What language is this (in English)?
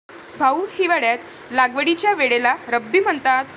Marathi